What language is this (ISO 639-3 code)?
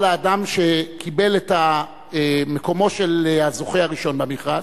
heb